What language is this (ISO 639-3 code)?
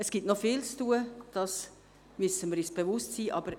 gsw